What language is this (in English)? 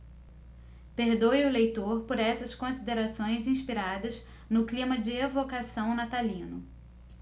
Portuguese